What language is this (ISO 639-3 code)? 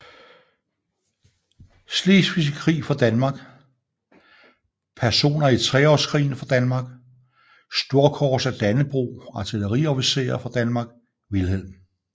dan